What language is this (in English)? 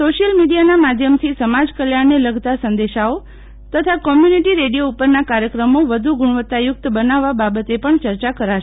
Gujarati